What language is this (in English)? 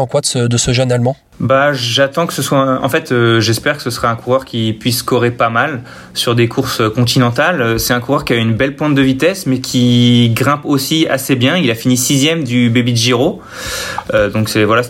French